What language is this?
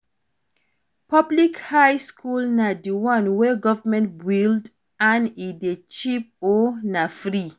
Nigerian Pidgin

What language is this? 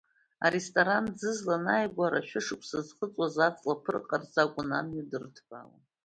Abkhazian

